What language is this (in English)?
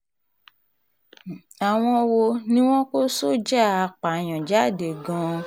Yoruba